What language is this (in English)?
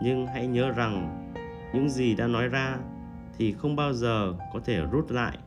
Vietnamese